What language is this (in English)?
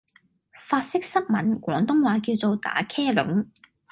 Cantonese